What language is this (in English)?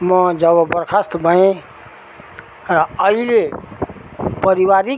Nepali